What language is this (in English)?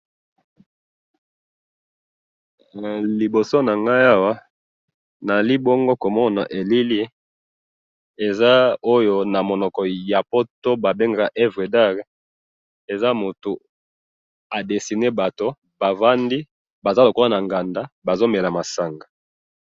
Lingala